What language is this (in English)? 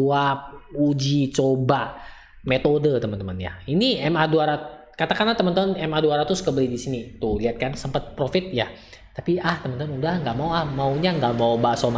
Indonesian